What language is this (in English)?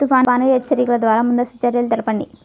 Telugu